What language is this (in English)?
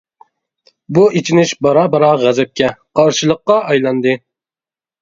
Uyghur